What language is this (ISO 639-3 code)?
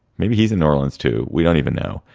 eng